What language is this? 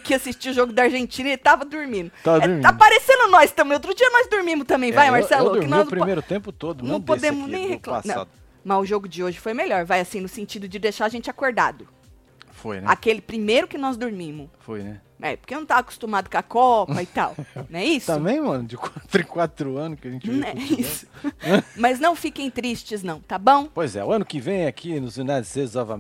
Portuguese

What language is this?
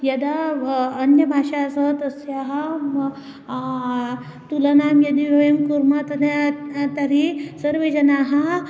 Sanskrit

